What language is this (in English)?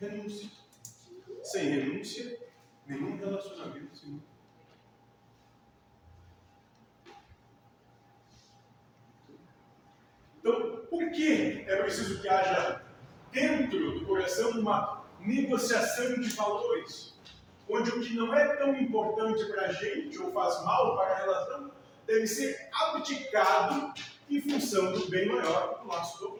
Portuguese